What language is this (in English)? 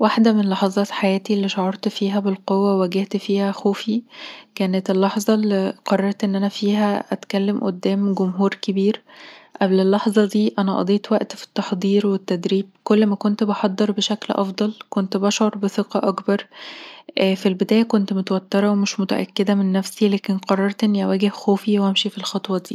Egyptian Arabic